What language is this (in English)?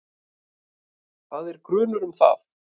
Icelandic